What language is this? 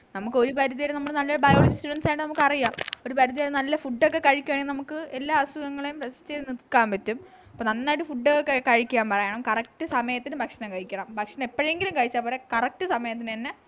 Malayalam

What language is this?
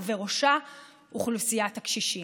Hebrew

